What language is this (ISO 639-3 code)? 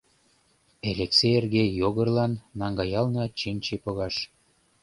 chm